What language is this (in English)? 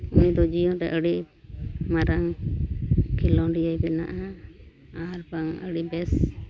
Santali